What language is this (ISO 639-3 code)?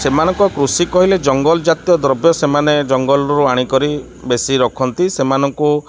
ori